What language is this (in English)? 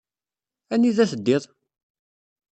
Kabyle